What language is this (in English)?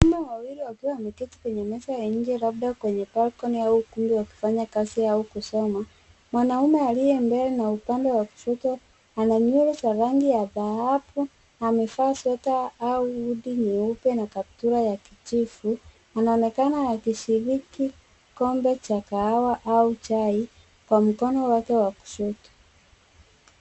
Swahili